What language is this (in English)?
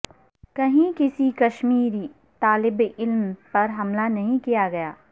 Urdu